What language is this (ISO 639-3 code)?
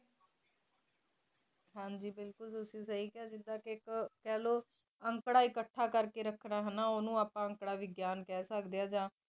pan